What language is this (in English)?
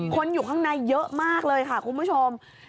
Thai